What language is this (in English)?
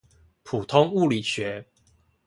Chinese